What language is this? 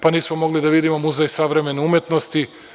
Serbian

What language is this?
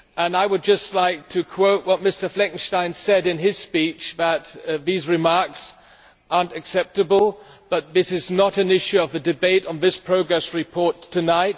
English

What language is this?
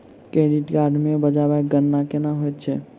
Maithili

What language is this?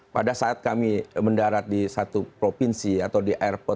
Indonesian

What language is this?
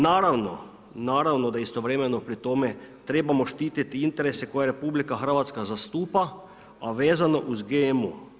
Croatian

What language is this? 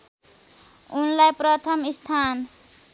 Nepali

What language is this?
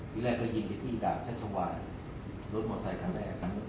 Thai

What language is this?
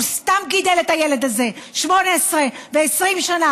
Hebrew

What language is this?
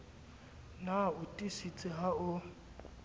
Southern Sotho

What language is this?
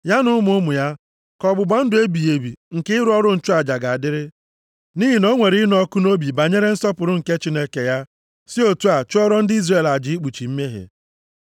Igbo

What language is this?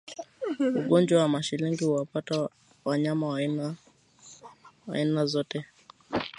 Swahili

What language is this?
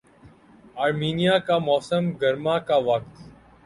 Urdu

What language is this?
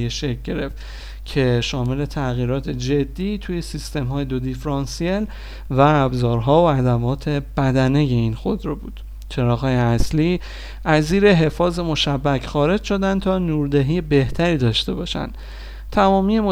Persian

